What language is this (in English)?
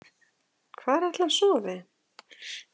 Icelandic